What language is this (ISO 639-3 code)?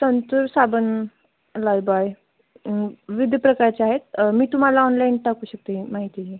mar